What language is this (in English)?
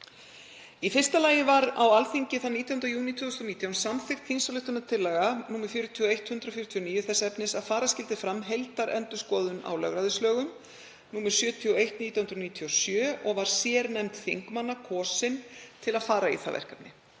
Icelandic